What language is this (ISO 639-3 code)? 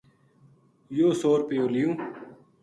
gju